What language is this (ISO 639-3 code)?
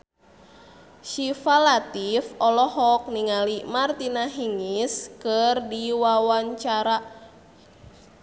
sun